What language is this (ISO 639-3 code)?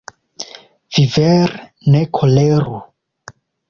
epo